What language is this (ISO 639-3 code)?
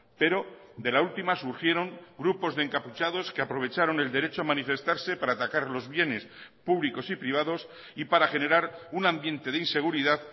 spa